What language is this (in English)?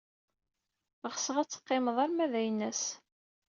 Kabyle